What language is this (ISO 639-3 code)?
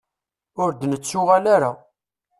kab